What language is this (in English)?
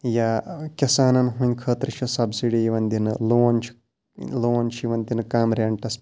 Kashmiri